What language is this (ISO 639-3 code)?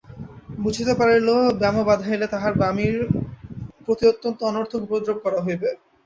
ben